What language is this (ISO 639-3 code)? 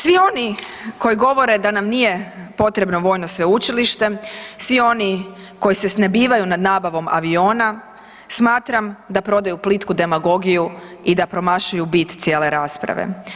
hrv